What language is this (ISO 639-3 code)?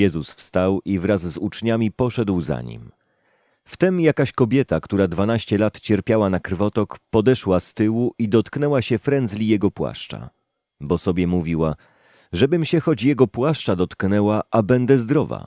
pol